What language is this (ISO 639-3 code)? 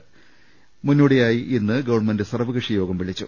mal